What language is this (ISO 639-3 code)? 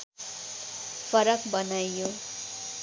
nep